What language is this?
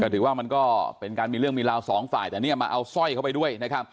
Thai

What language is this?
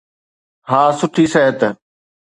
Sindhi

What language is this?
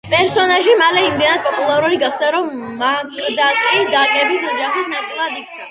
Georgian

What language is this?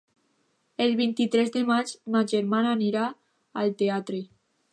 Catalan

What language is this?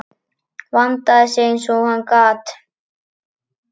Icelandic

